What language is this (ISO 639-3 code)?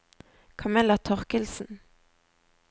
nor